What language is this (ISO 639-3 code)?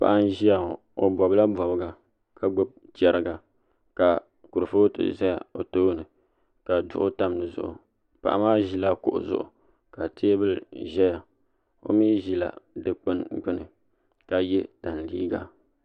dag